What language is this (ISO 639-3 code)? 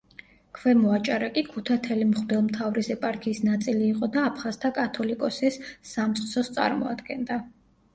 kat